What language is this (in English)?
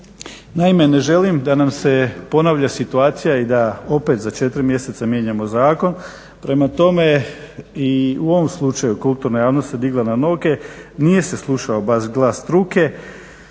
Croatian